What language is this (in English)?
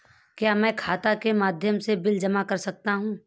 Hindi